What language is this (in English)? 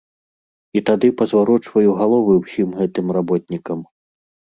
Belarusian